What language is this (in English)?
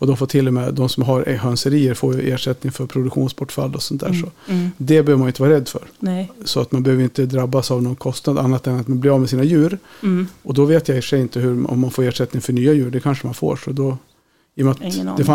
Swedish